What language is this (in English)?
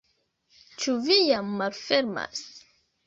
Esperanto